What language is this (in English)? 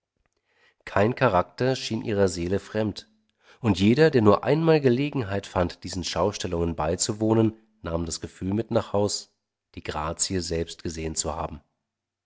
German